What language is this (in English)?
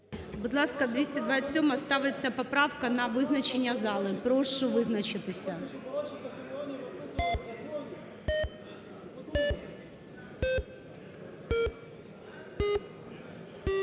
Ukrainian